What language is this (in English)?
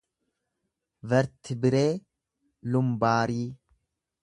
Oromo